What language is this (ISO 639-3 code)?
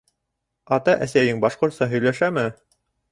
bak